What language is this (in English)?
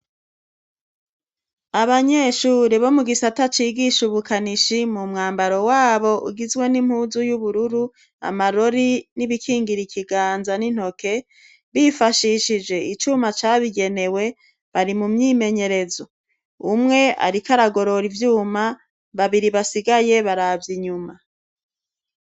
Rundi